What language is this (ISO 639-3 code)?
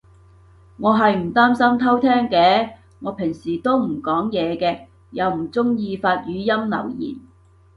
yue